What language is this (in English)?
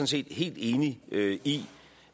Danish